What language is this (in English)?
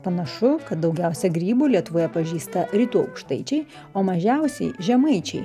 Lithuanian